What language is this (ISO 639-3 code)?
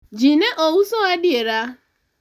luo